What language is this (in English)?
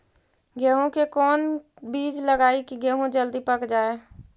Magahi